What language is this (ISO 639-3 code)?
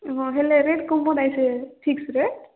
ori